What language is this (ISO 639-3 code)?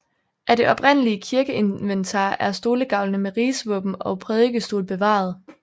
dan